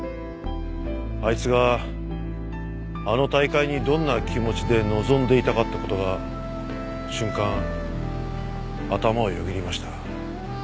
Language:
Japanese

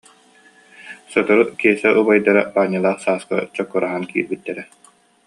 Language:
Yakut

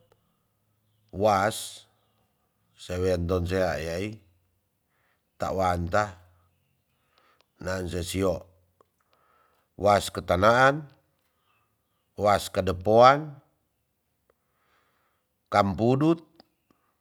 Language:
Tonsea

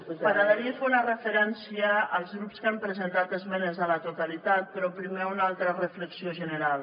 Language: Catalan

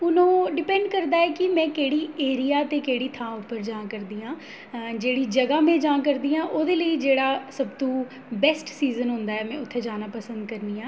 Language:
Dogri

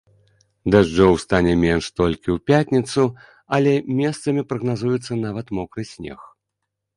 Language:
Belarusian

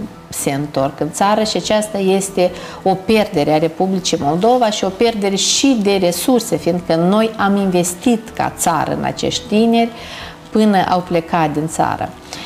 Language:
Romanian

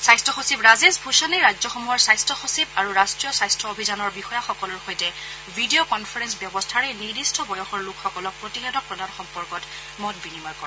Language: Assamese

